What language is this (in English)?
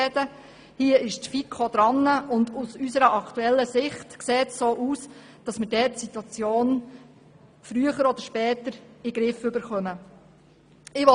Swiss German